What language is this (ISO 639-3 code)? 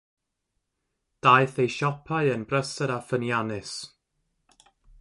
cym